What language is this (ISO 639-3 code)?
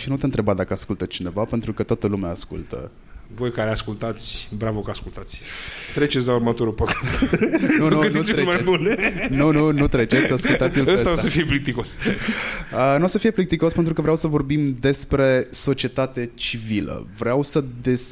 ron